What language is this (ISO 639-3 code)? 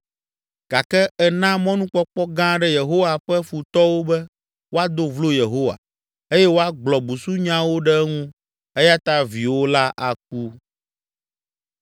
ewe